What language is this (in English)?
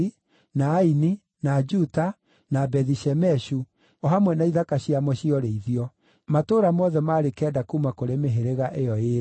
Kikuyu